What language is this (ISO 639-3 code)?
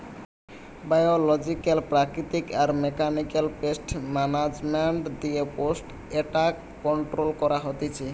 ben